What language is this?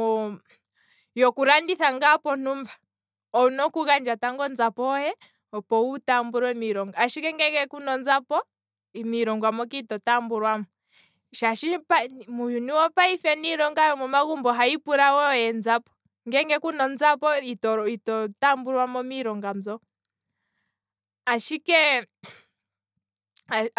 Kwambi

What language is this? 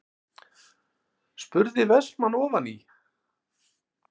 Icelandic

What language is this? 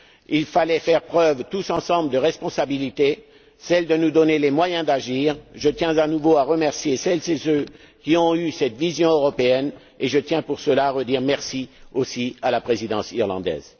French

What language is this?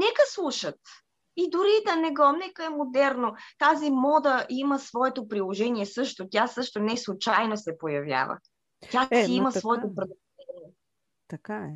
Bulgarian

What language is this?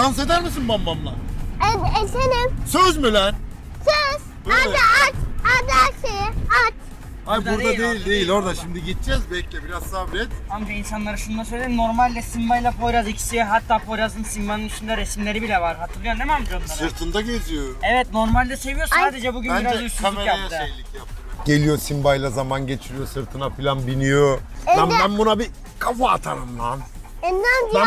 Turkish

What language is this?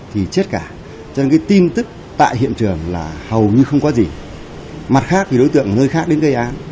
Vietnamese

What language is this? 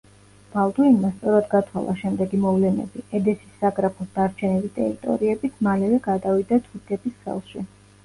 Georgian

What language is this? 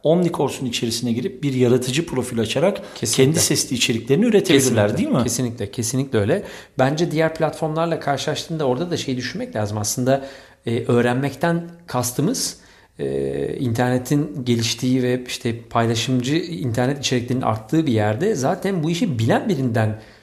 Turkish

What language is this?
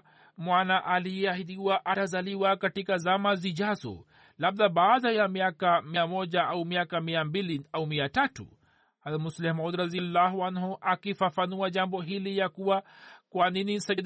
Swahili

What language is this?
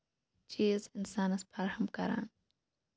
Kashmiri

